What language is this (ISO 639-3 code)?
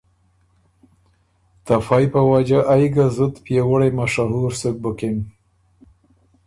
oru